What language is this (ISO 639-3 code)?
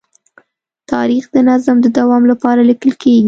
pus